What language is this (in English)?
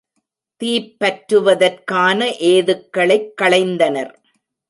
Tamil